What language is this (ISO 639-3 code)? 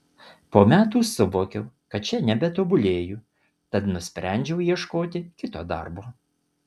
lit